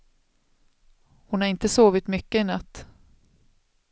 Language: Swedish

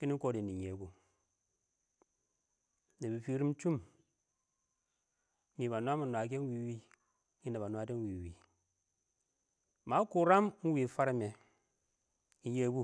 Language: Awak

